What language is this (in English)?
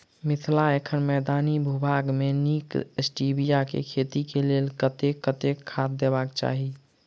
Maithili